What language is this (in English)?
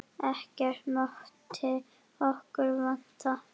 Icelandic